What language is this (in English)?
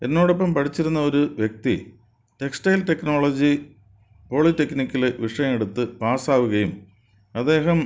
Malayalam